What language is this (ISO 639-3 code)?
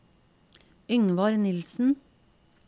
nor